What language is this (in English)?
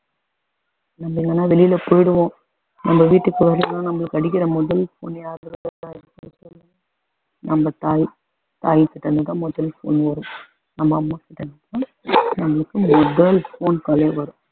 Tamil